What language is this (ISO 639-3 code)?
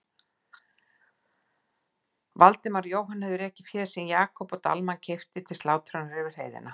isl